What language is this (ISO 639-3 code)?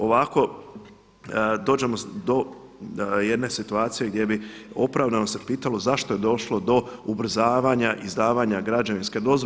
hrv